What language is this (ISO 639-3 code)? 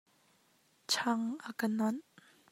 cnh